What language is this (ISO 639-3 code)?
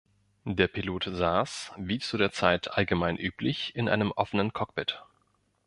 deu